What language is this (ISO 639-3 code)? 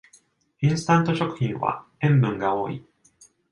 jpn